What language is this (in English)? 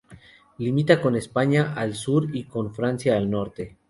Spanish